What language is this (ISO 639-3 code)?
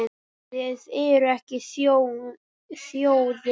isl